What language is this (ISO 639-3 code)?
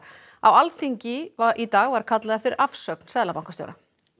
isl